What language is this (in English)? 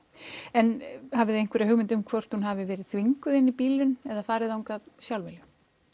Icelandic